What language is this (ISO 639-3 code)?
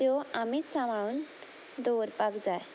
kok